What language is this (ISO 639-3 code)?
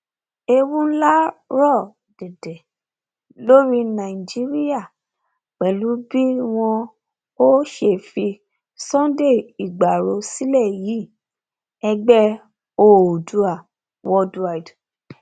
yor